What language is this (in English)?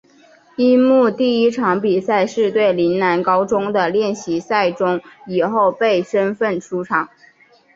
Chinese